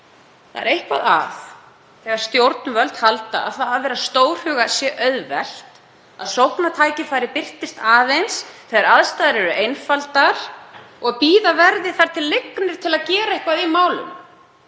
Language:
Icelandic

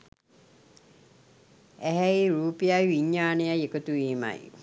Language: Sinhala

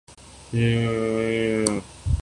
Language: Urdu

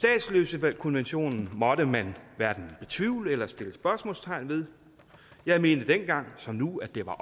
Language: Danish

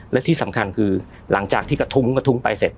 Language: Thai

